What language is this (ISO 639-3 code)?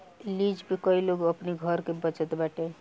bho